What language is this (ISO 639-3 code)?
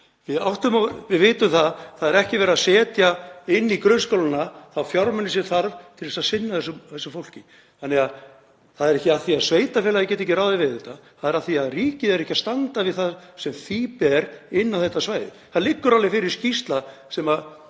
isl